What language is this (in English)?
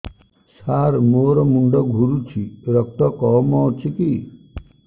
Odia